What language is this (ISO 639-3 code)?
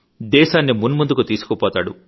tel